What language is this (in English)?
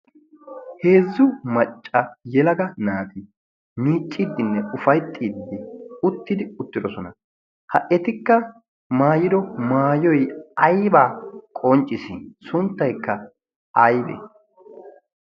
Wolaytta